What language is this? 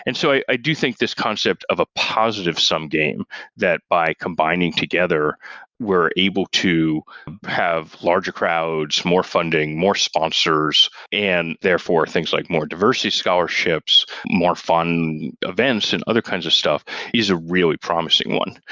English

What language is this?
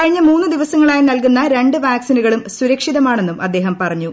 Malayalam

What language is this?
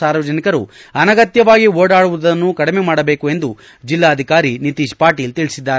Kannada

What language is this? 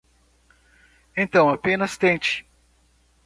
Portuguese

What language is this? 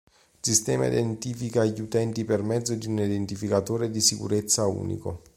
Italian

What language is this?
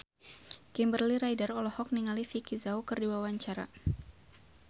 Sundanese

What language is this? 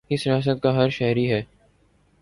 Urdu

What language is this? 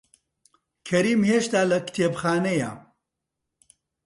Central Kurdish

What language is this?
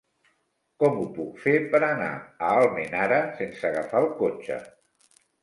Catalan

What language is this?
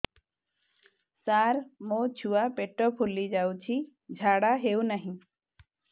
Odia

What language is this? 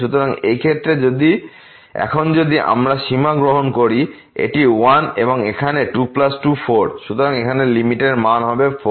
Bangla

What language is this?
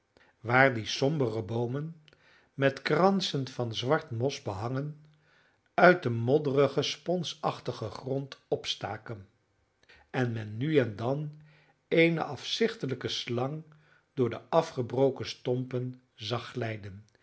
Dutch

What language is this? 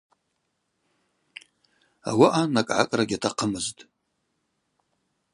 Abaza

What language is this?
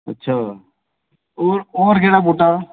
Dogri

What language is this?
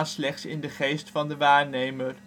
Dutch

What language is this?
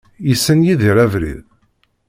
Kabyle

